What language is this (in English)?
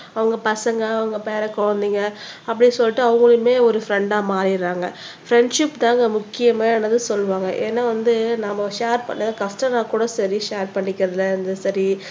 Tamil